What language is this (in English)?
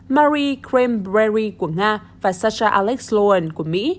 Vietnamese